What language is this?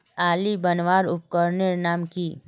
Magahi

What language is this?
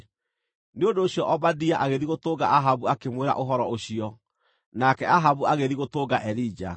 Kikuyu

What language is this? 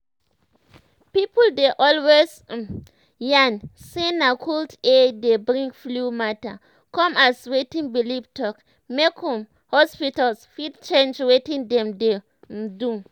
Nigerian Pidgin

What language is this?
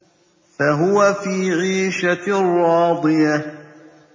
Arabic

